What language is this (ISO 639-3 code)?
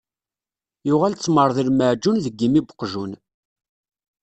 kab